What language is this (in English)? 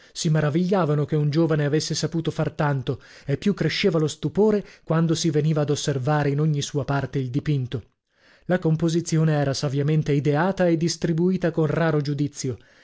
Italian